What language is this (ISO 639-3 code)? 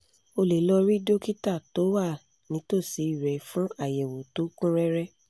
yor